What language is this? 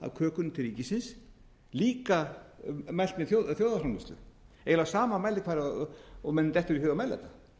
Icelandic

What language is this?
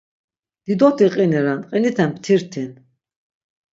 Laz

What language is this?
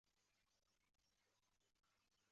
Chinese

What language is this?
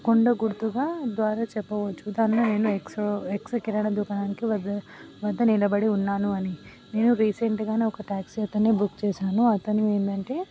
Telugu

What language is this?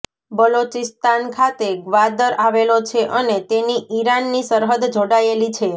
Gujarati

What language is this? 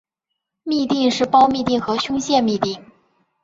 Chinese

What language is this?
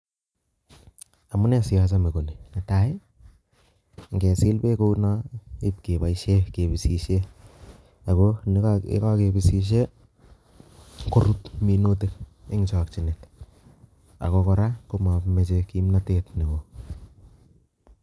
Kalenjin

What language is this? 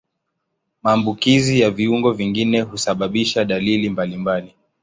Swahili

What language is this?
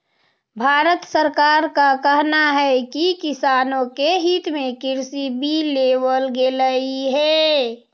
Magahi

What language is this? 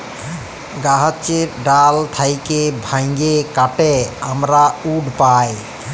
Bangla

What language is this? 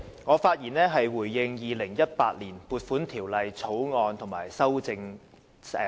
Cantonese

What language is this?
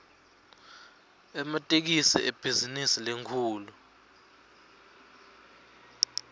Swati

